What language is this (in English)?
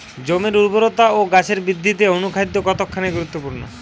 Bangla